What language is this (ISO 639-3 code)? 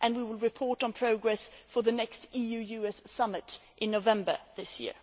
eng